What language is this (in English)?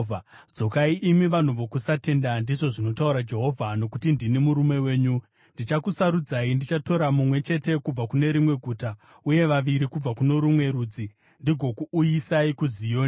Shona